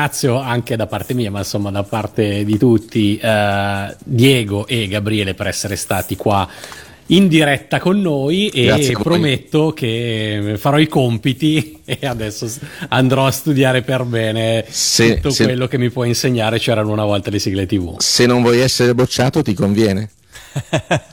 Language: Italian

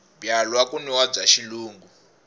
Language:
Tsonga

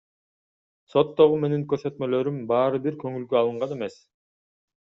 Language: Kyrgyz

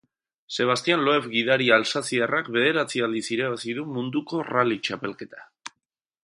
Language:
Basque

